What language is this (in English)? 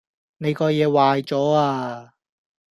Cantonese